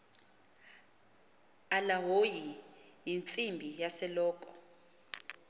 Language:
Xhosa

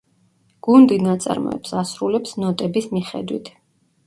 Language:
Georgian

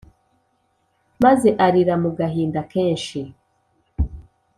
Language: Kinyarwanda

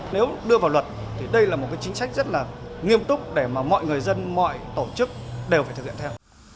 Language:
Vietnamese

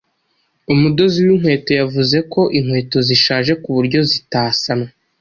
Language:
Kinyarwanda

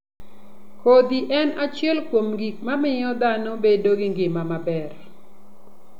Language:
Luo (Kenya and Tanzania)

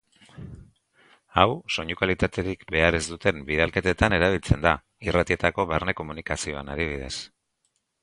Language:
Basque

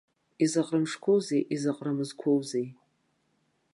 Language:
Abkhazian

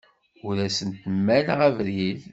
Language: Kabyle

